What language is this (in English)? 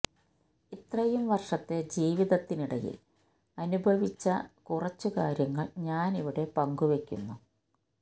Malayalam